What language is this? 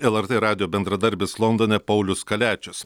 Lithuanian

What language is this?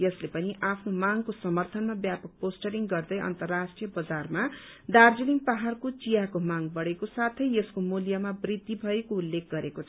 Nepali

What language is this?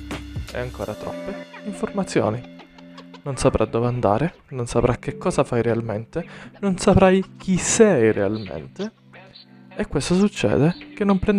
Italian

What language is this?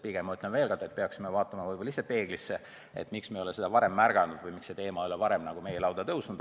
Estonian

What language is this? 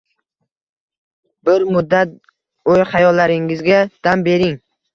Uzbek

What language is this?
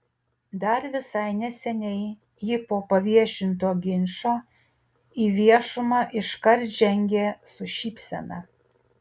Lithuanian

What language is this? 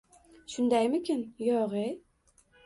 Uzbek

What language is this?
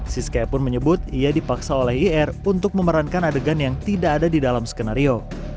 Indonesian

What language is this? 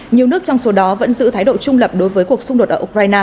Vietnamese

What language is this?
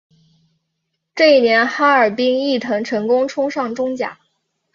Chinese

